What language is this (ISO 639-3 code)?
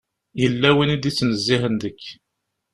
kab